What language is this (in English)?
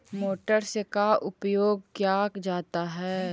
Magahi